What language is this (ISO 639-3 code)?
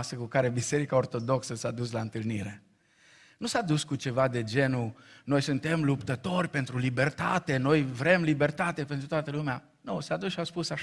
ron